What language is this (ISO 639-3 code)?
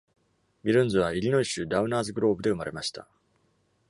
jpn